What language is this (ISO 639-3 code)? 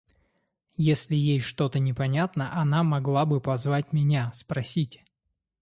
rus